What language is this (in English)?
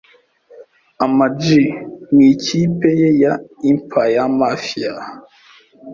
Kinyarwanda